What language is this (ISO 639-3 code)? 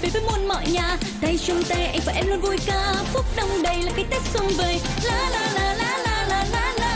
vie